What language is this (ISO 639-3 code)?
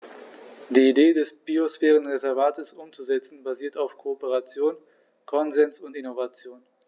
deu